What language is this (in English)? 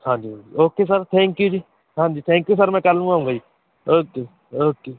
Punjabi